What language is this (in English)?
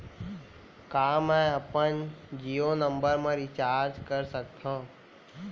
Chhattisgarhi